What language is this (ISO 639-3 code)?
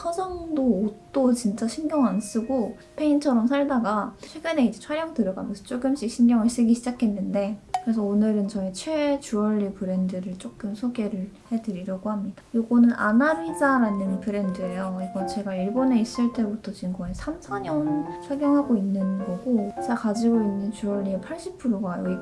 kor